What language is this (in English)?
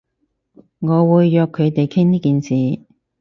Cantonese